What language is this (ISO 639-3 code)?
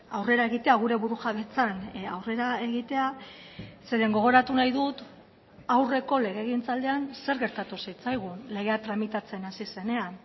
eus